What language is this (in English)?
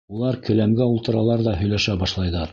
Bashkir